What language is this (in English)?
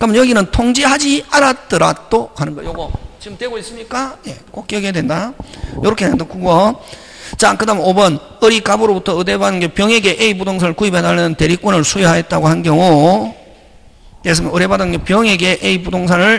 Korean